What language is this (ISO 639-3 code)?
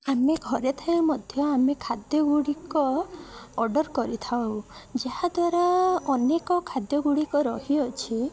ori